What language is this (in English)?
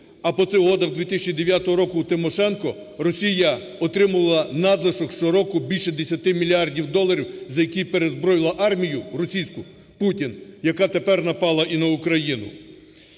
Ukrainian